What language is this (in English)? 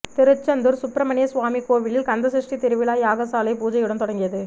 Tamil